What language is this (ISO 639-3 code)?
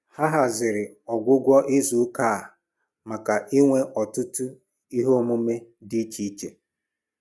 ibo